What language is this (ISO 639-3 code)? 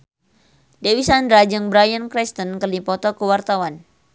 sun